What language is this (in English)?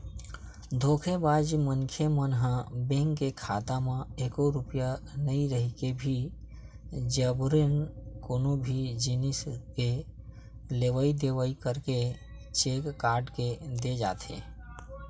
Chhattisgarhi